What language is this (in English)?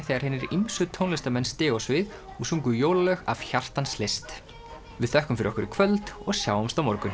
Icelandic